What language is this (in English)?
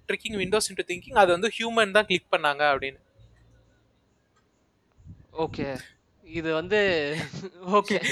Tamil